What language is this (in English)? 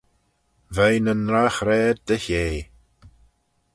Manx